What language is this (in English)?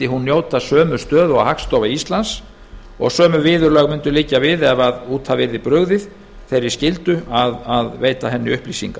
Icelandic